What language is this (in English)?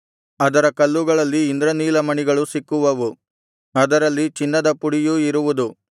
Kannada